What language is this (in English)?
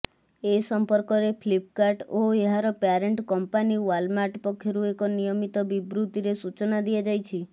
Odia